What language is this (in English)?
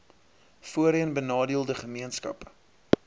Afrikaans